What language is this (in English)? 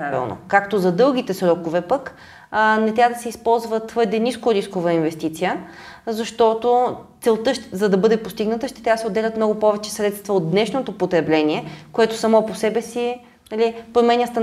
Bulgarian